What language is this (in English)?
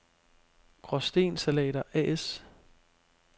Danish